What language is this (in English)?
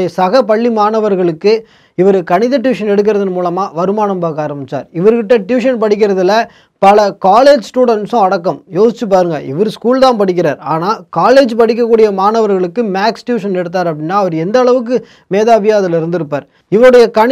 Tamil